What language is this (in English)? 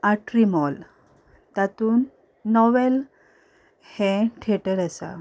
Konkani